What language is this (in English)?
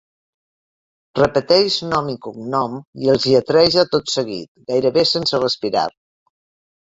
Catalan